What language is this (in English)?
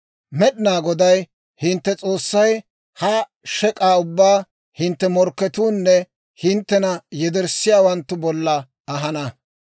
Dawro